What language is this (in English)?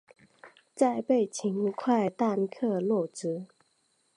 Chinese